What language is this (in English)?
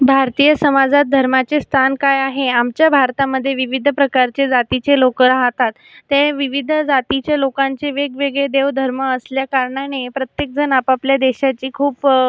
Marathi